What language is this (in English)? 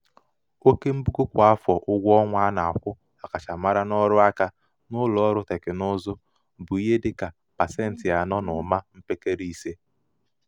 Igbo